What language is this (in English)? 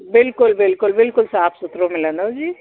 Sindhi